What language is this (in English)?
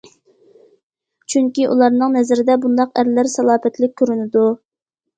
Uyghur